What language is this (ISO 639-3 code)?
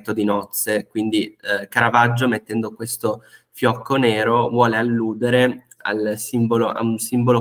ita